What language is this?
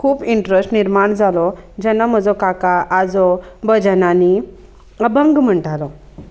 Konkani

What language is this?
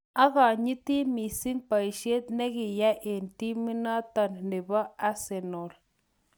Kalenjin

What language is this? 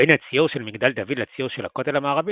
Hebrew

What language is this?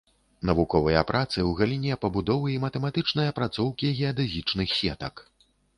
Belarusian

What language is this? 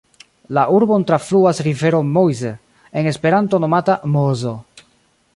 Esperanto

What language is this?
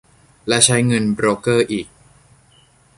Thai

